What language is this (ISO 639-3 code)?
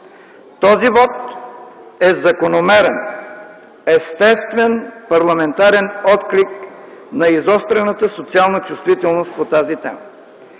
bul